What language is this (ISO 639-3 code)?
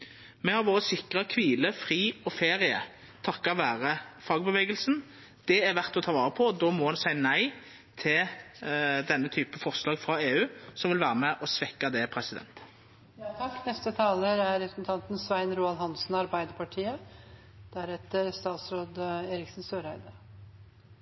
nno